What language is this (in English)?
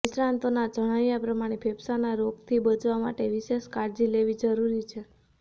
Gujarati